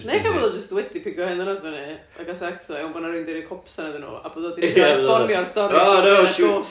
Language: Welsh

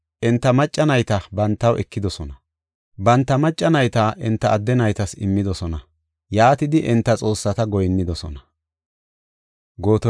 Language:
Gofa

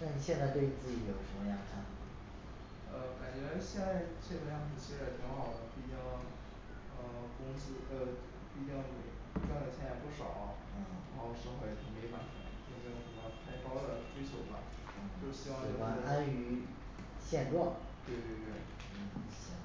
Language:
Chinese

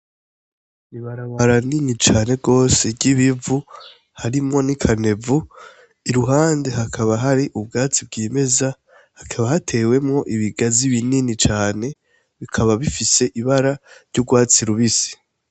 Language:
Rundi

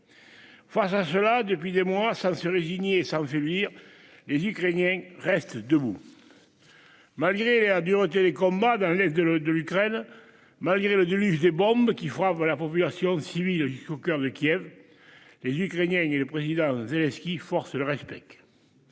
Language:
French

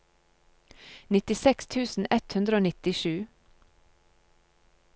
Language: Norwegian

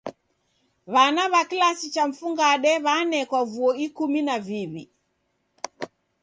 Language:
Taita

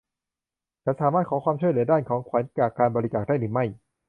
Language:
Thai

